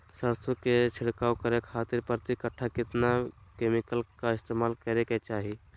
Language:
Magahi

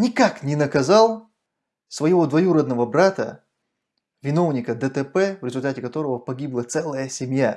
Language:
Russian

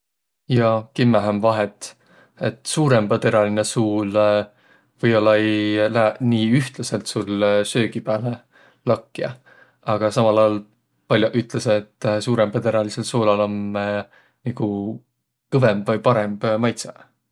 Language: Võro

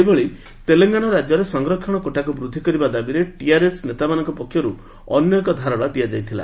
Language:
Odia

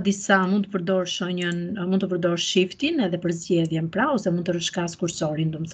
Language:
Dutch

